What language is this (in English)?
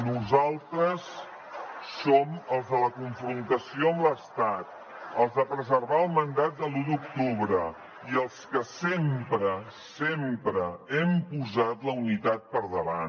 Catalan